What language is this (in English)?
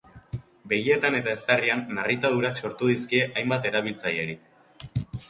Basque